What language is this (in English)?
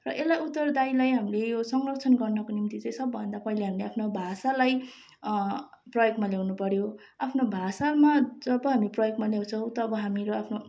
Nepali